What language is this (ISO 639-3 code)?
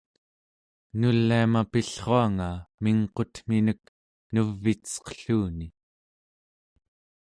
esu